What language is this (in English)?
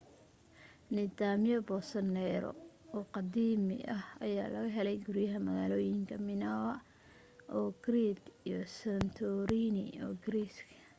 Somali